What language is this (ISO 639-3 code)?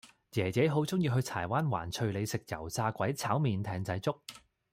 yue